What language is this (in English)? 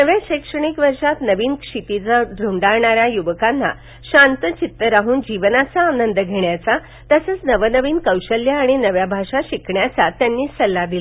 Marathi